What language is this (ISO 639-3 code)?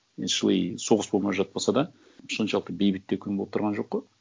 kaz